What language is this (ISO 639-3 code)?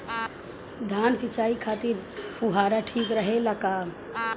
bho